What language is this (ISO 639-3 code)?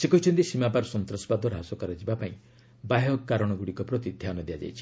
ori